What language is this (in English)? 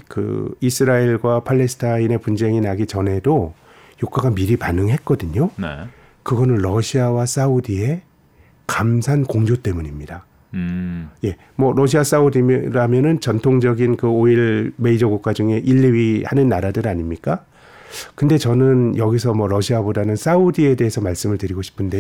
Korean